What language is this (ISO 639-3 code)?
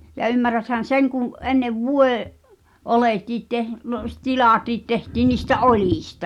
fin